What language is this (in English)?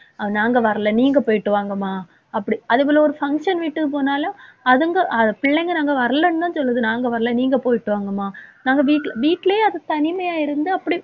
Tamil